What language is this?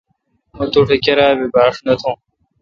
Kalkoti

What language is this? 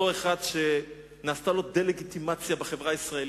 Hebrew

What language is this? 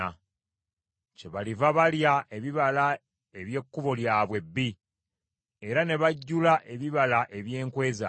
Ganda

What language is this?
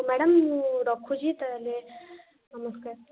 Odia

